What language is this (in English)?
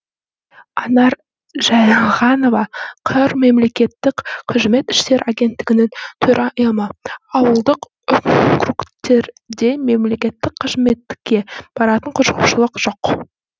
Kazakh